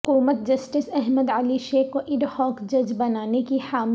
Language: Urdu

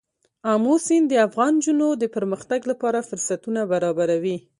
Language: Pashto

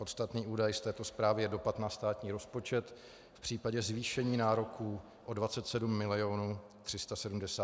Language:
Czech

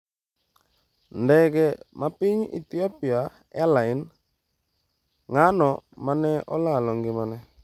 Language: Luo (Kenya and Tanzania)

